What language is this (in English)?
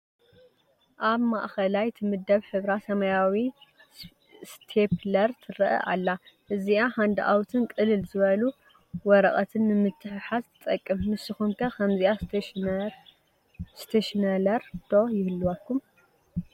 Tigrinya